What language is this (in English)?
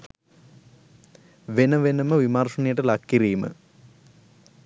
Sinhala